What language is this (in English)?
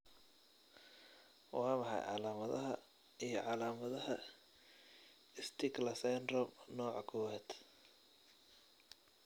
Somali